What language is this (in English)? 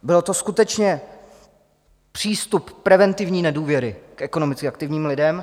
Czech